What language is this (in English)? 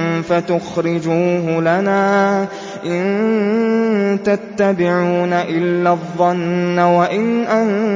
Arabic